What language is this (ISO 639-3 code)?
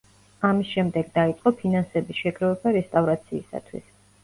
kat